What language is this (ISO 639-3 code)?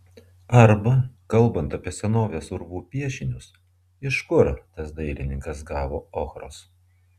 lit